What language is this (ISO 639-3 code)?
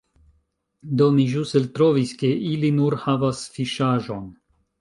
epo